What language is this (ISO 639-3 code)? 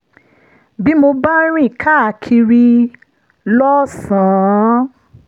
yor